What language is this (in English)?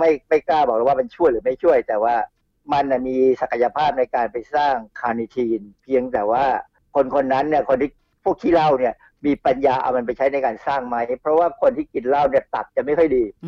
Thai